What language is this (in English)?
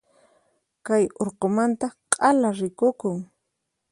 Puno Quechua